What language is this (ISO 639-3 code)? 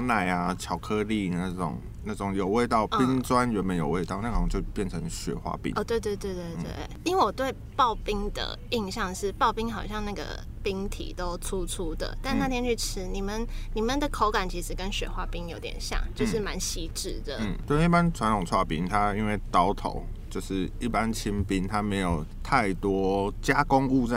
zho